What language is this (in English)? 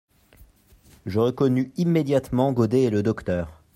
French